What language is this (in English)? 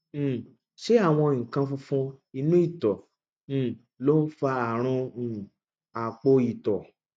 Yoruba